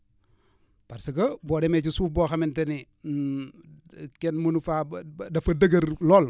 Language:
Wolof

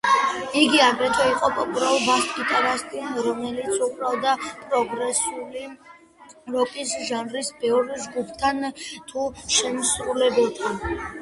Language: Georgian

